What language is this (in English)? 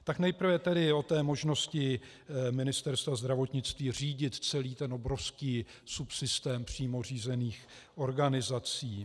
Czech